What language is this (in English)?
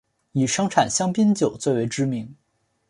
Chinese